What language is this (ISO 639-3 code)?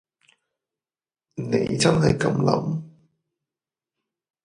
yue